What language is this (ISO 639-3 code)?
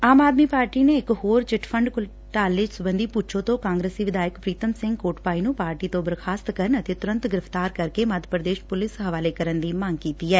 pan